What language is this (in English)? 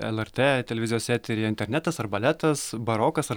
Lithuanian